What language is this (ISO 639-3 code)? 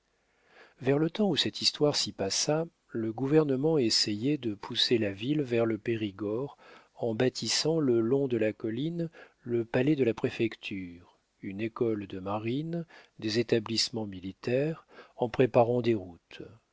fra